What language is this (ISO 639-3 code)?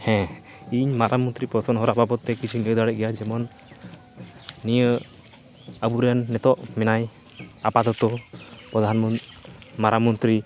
sat